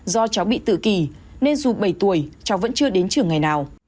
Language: Vietnamese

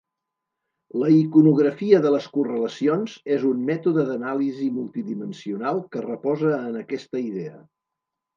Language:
Catalan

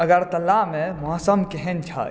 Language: Maithili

